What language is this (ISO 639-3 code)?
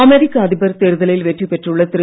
tam